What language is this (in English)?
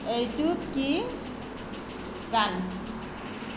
Assamese